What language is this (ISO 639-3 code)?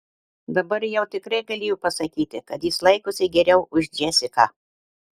lit